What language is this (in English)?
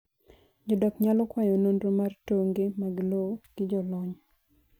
Luo (Kenya and Tanzania)